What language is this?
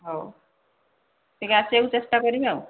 Odia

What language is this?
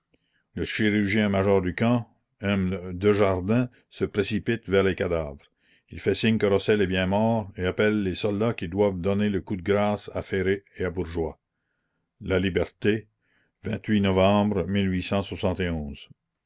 French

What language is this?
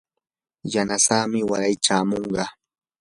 Yanahuanca Pasco Quechua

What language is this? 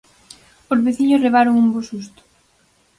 Galician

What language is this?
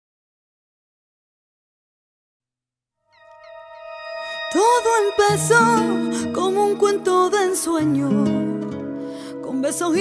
Romanian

